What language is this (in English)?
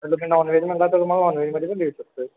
Marathi